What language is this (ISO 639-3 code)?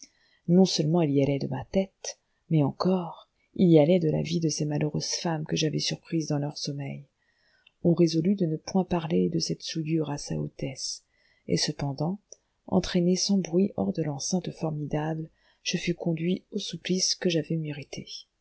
fra